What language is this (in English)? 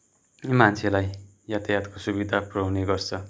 Nepali